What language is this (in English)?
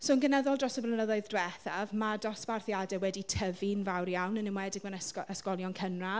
Welsh